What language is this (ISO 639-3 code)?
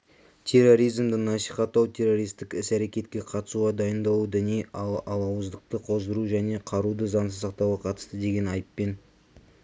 kaz